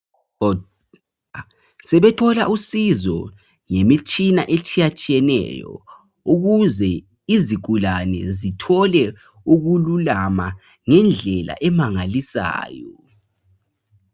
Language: North Ndebele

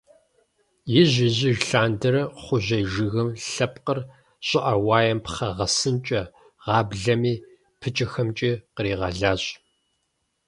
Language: Kabardian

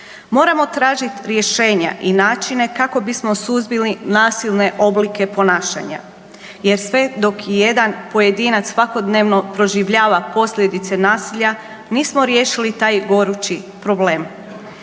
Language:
Croatian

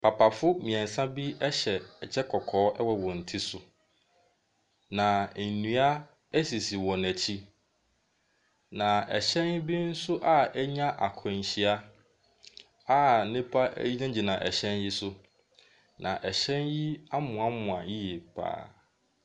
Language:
Akan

